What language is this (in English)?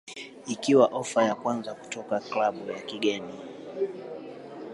Swahili